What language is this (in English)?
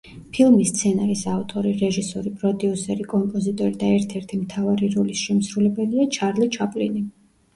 Georgian